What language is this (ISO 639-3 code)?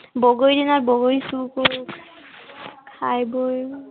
asm